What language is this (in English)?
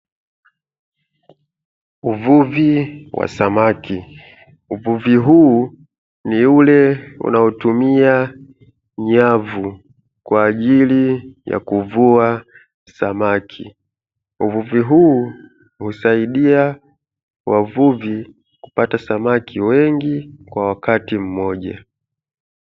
Swahili